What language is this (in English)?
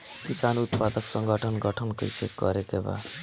Bhojpuri